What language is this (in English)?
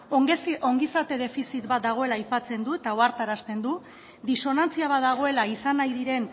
Basque